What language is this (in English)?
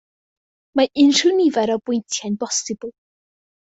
Welsh